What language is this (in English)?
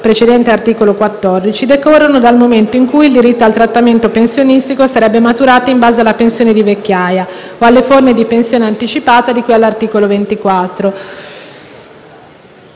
Italian